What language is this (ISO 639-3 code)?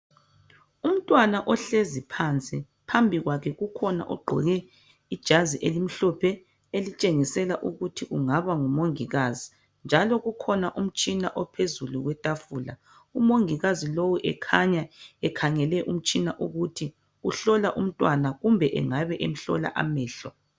nde